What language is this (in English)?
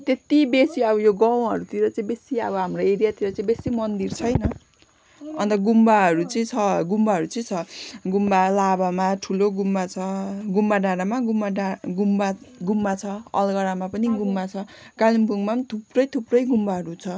Nepali